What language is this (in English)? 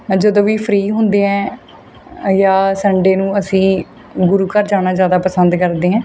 Punjabi